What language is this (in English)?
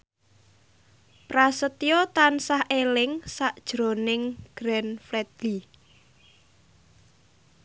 Javanese